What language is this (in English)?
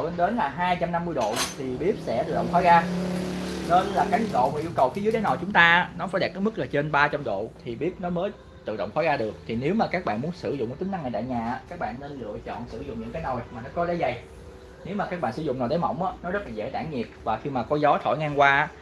Vietnamese